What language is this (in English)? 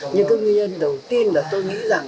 Vietnamese